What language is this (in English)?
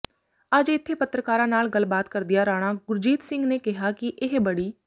Punjabi